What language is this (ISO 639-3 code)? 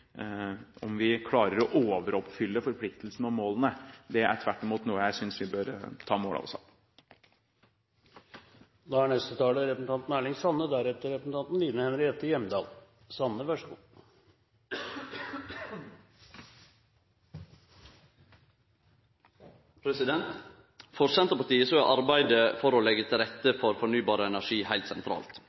nor